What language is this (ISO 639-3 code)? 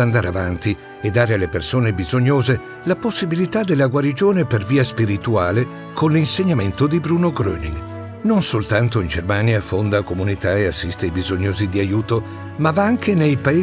ita